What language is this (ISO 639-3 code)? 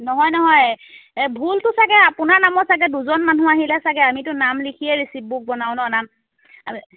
asm